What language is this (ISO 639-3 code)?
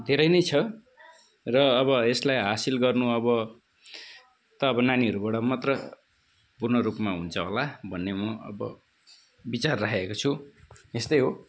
nep